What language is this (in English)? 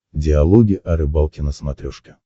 Russian